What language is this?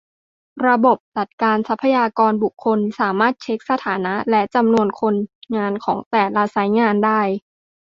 Thai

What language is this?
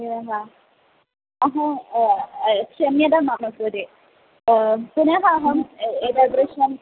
Sanskrit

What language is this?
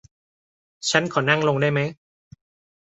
Thai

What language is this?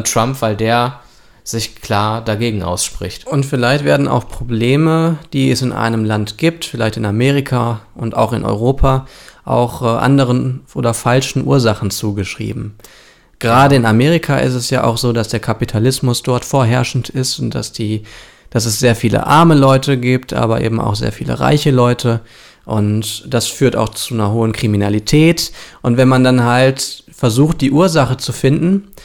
German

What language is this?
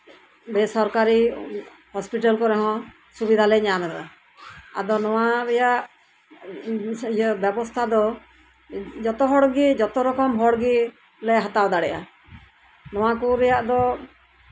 Santali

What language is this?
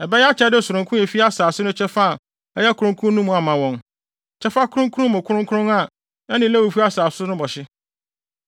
Akan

